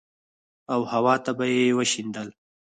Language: Pashto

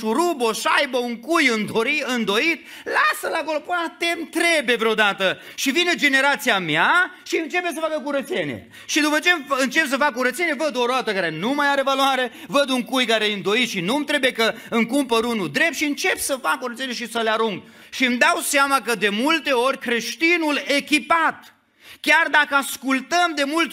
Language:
Romanian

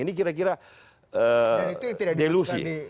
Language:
Indonesian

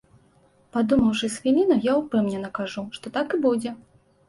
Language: Belarusian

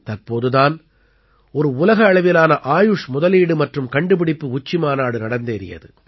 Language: Tamil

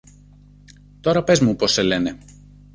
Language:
Greek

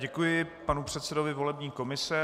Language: Czech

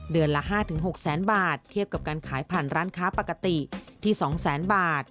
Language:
Thai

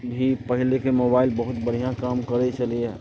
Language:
Maithili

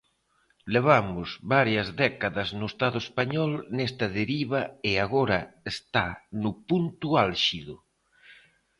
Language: Galician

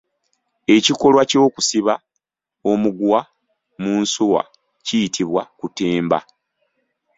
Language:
Ganda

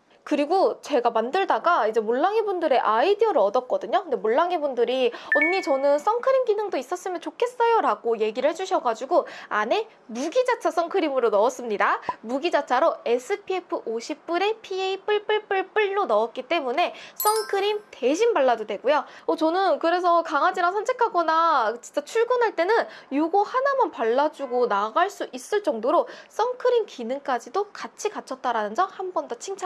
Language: Korean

